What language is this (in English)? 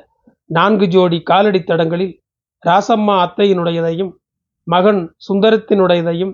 Tamil